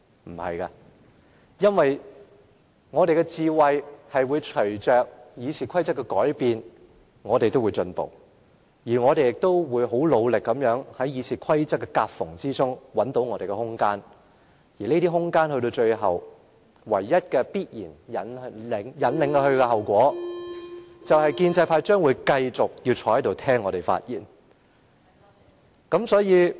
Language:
Cantonese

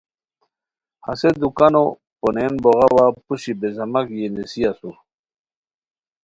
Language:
Khowar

